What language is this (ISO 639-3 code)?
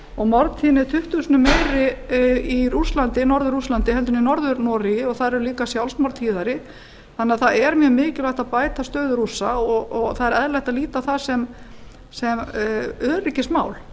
isl